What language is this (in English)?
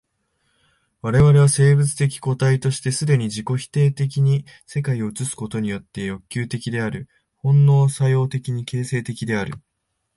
Japanese